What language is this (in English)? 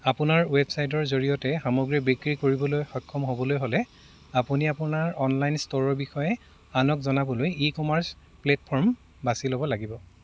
Assamese